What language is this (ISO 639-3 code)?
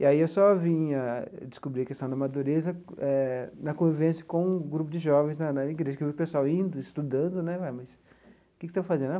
por